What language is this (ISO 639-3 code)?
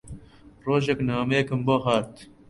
ckb